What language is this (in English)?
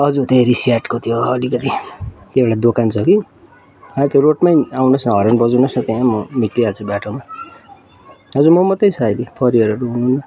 Nepali